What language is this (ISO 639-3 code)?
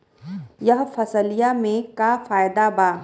bho